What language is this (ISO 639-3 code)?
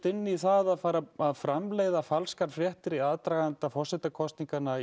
isl